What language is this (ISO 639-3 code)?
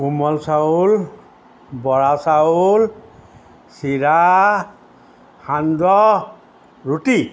asm